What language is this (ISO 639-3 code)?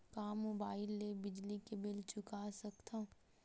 hne